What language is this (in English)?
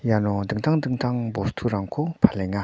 Garo